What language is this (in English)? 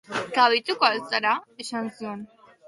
Basque